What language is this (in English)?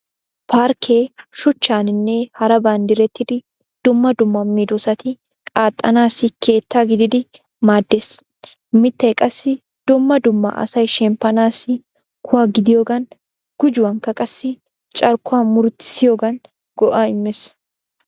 Wolaytta